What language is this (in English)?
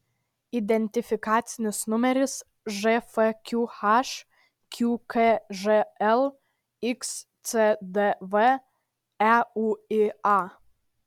Lithuanian